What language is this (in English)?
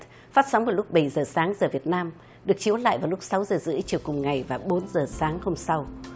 Vietnamese